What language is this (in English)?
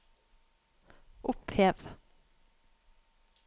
Norwegian